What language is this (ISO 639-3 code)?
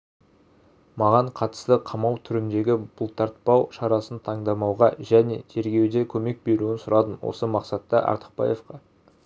kaz